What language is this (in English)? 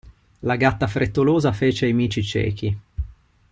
Italian